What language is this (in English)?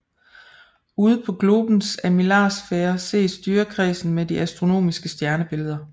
Danish